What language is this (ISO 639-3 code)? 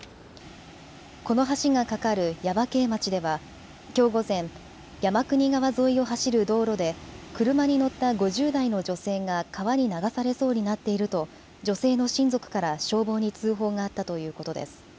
jpn